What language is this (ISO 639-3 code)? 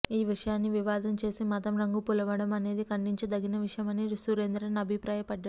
tel